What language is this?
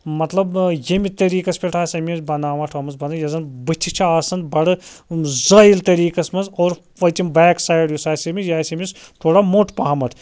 Kashmiri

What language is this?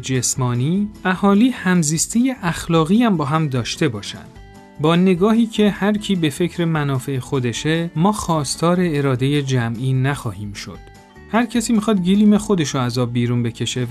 Persian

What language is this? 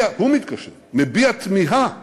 Hebrew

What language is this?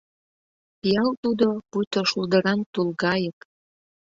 Mari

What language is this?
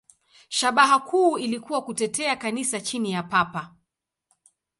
Swahili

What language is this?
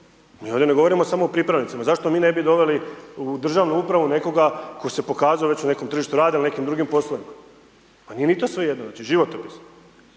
Croatian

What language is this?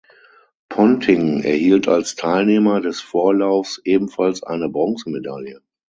German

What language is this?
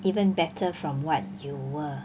English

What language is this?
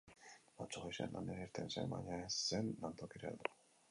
Basque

